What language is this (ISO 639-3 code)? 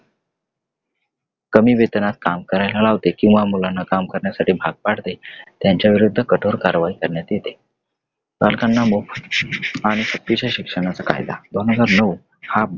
mar